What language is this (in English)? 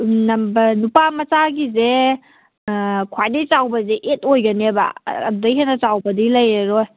Manipuri